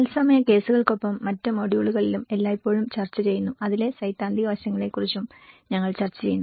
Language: Malayalam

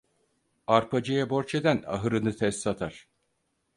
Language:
Turkish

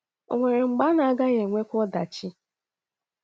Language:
Igbo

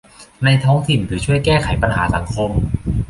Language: Thai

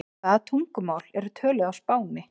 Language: Icelandic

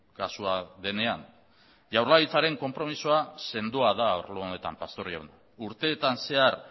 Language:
Basque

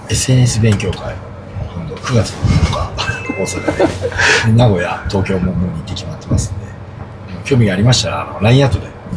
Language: Japanese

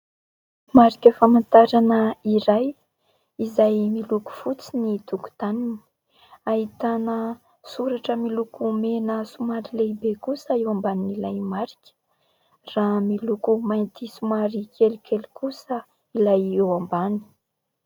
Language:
Malagasy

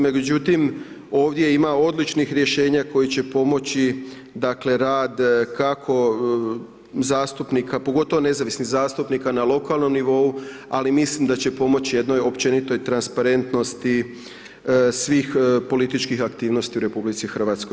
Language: Croatian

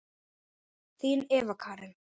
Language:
Icelandic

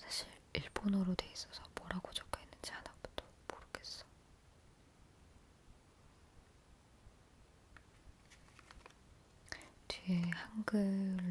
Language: Korean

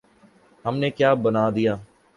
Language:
Urdu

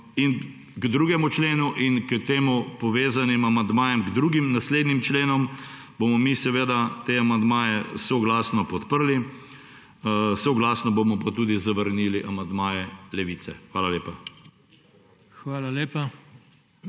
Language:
Slovenian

